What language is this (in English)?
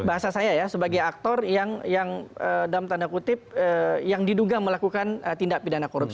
Indonesian